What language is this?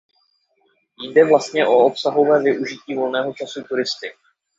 Czech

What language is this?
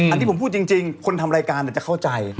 Thai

